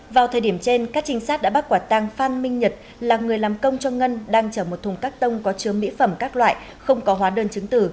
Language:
Vietnamese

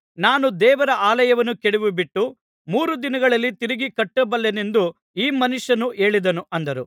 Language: Kannada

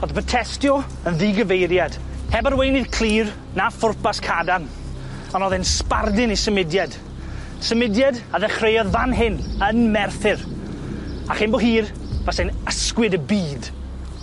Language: Welsh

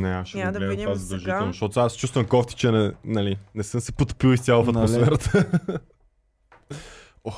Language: Bulgarian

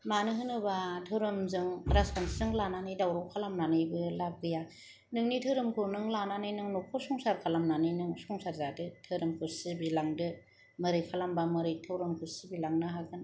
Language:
Bodo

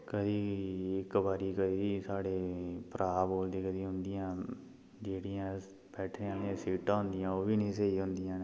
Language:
Dogri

